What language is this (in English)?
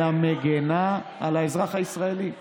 Hebrew